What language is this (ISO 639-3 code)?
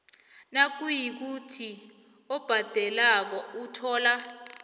nbl